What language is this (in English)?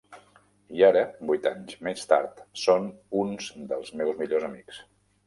Catalan